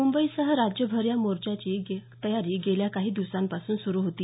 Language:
Marathi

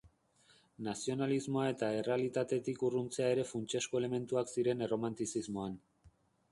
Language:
Basque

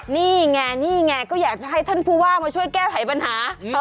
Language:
Thai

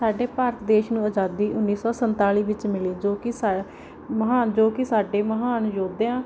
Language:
Punjabi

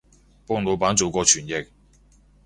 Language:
Cantonese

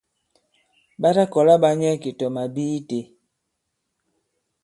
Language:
Bankon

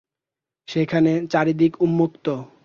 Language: Bangla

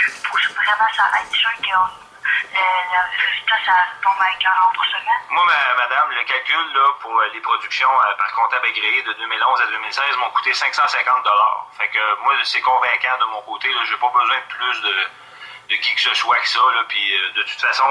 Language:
French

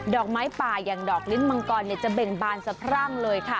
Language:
Thai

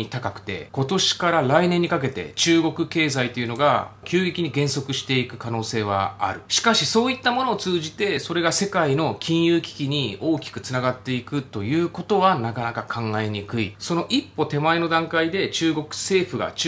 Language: Japanese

